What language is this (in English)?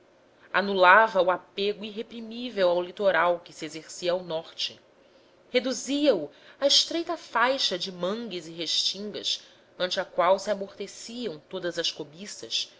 Portuguese